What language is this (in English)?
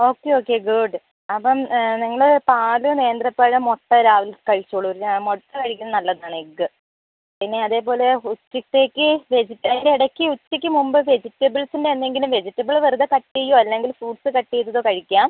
Malayalam